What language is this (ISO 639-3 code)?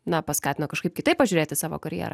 lit